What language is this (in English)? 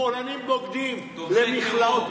Hebrew